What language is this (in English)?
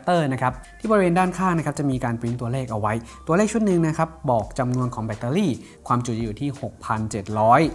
Thai